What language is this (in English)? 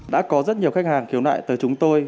Vietnamese